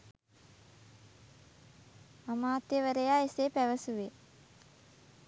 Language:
Sinhala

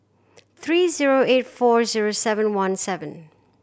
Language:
English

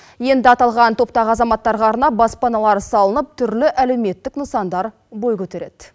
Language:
Kazakh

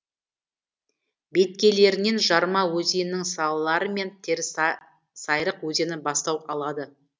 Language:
Kazakh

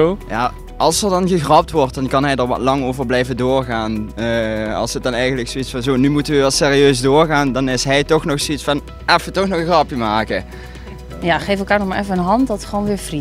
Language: Dutch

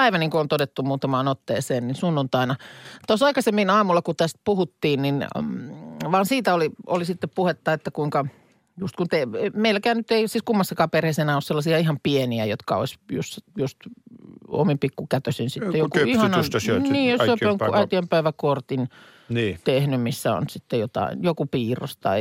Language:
Finnish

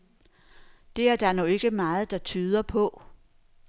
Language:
Danish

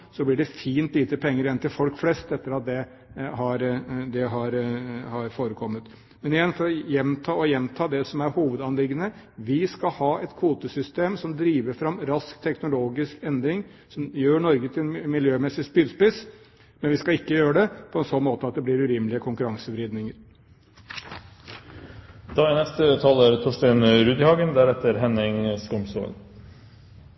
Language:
Norwegian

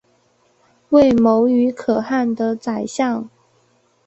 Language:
Chinese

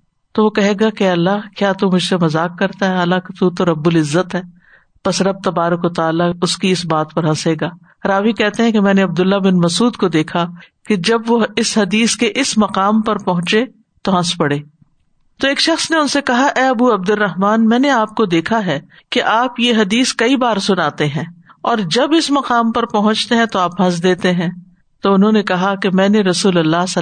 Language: Urdu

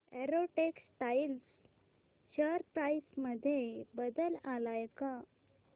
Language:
Marathi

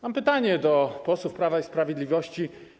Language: Polish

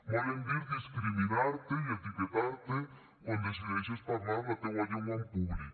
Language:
Catalan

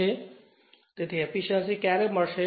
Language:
Gujarati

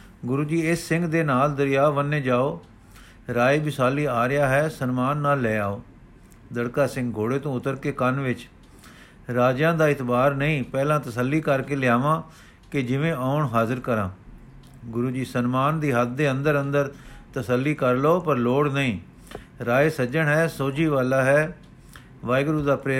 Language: Punjabi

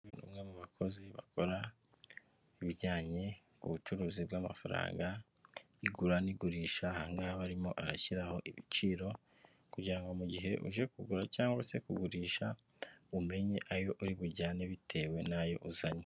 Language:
Kinyarwanda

